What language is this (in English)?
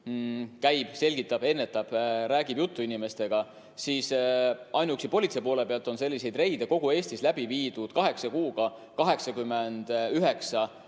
Estonian